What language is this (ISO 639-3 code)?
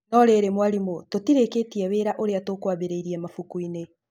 kik